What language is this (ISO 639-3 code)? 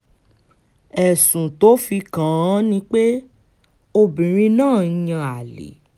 yor